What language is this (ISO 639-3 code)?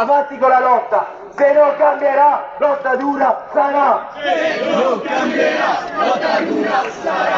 ita